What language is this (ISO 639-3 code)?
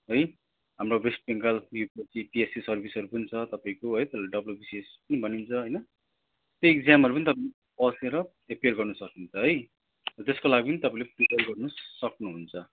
nep